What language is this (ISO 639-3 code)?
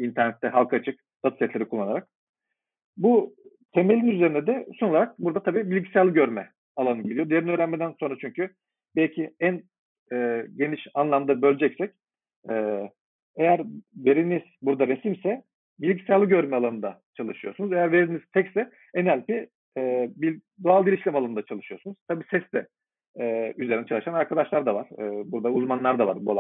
tur